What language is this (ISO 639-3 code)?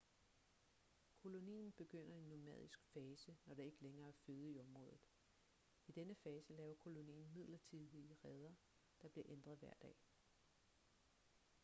dan